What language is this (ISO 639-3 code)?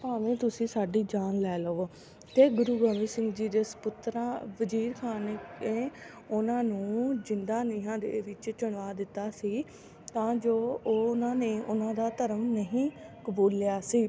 pan